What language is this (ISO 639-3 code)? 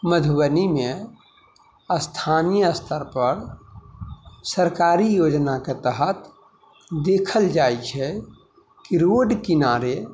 mai